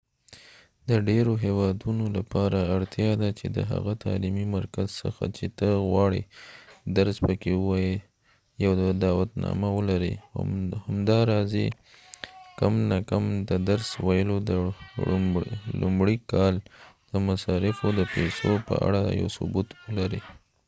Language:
Pashto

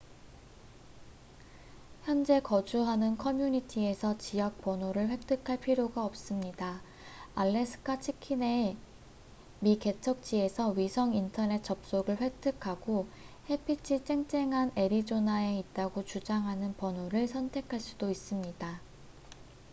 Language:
Korean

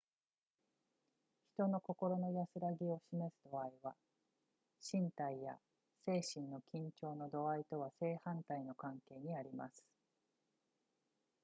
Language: Japanese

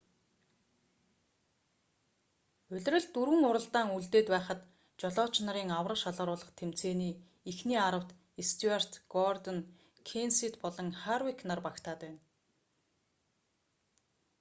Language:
Mongolian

